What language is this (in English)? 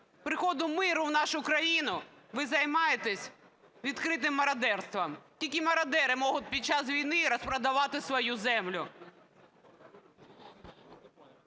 Ukrainian